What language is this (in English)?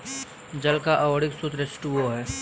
Hindi